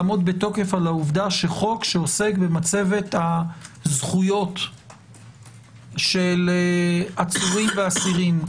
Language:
Hebrew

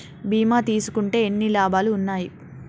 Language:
Telugu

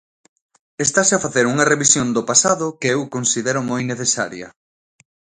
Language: Galician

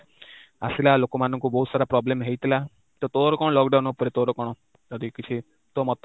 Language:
Odia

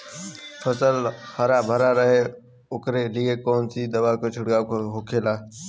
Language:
Bhojpuri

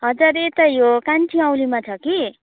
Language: Nepali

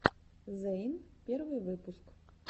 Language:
Russian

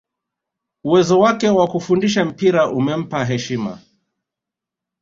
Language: Swahili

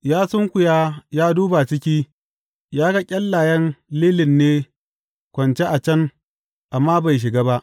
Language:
Hausa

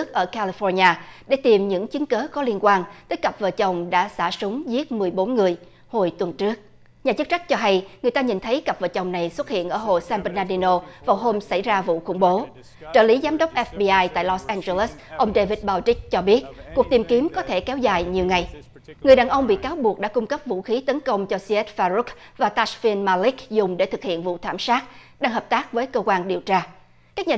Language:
Vietnamese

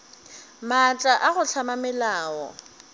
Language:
Northern Sotho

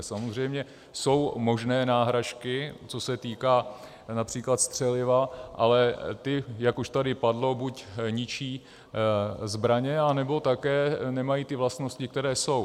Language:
Czech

